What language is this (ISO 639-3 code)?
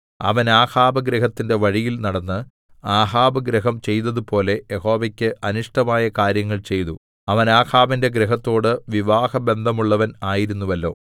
mal